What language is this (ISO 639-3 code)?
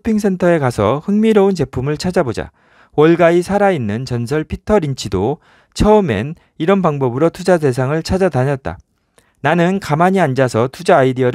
kor